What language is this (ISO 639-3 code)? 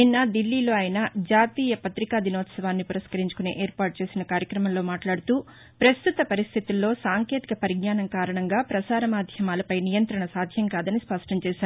tel